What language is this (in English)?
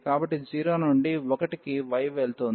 Telugu